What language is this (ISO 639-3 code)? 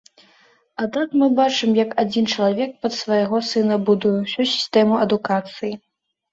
bel